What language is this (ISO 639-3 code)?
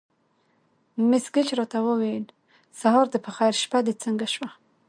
pus